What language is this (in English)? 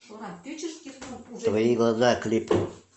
Russian